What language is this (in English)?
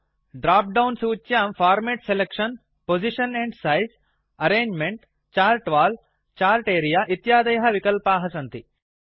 Sanskrit